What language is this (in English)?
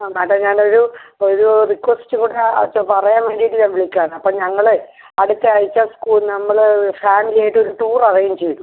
Malayalam